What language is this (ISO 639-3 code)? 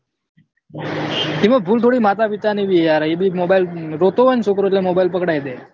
guj